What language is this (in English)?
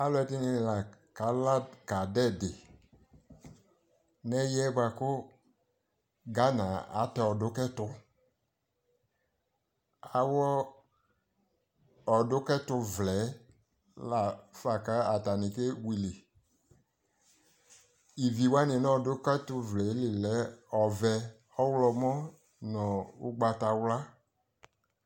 Ikposo